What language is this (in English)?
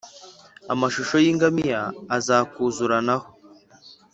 Kinyarwanda